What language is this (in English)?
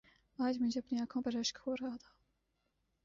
Urdu